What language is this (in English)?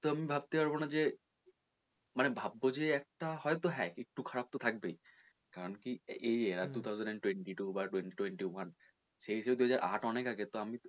Bangla